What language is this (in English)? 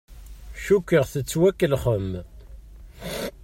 Kabyle